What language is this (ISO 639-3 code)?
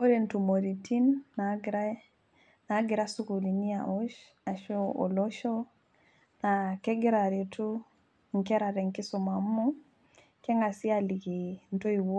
mas